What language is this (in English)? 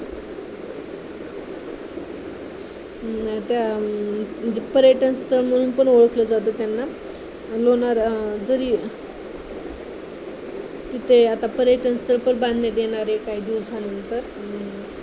Marathi